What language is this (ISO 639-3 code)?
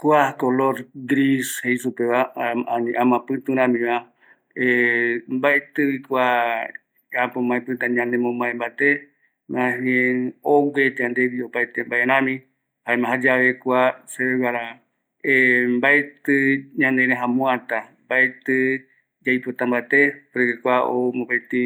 gui